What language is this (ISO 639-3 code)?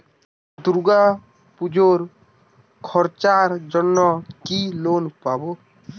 ben